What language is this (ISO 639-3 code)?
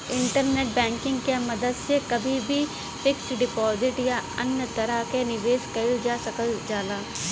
bho